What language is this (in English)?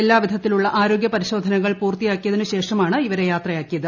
Malayalam